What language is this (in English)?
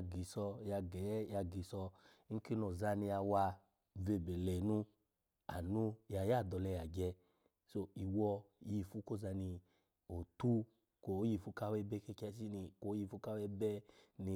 Alago